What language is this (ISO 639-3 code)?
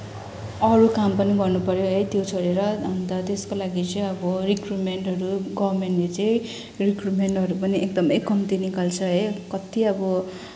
nep